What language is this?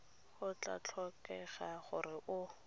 Tswana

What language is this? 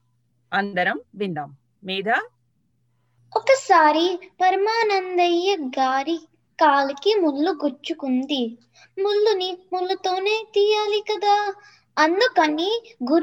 Telugu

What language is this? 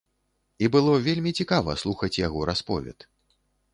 Belarusian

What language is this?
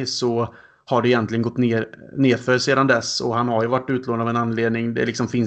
Swedish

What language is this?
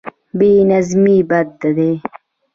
Pashto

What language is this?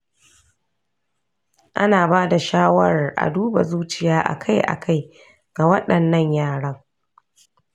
Hausa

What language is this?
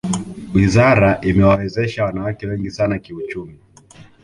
Swahili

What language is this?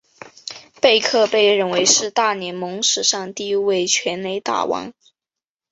Chinese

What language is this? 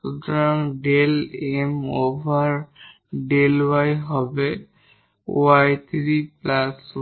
Bangla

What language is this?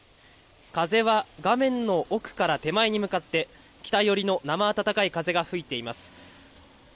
Japanese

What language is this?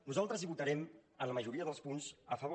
Catalan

